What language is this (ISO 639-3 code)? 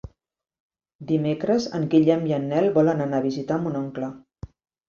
cat